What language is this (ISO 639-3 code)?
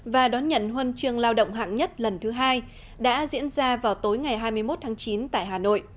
vie